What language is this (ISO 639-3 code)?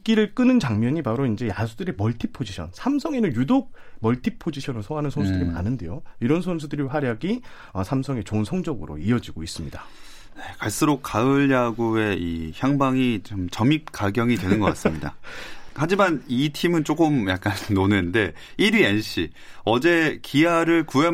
kor